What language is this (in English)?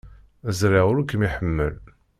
Kabyle